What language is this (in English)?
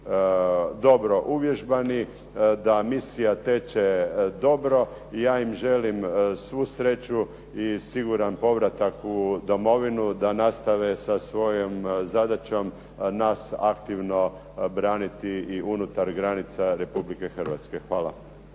Croatian